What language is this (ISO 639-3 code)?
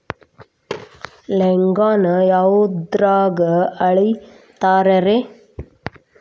kan